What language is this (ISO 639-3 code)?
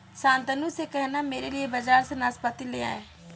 hin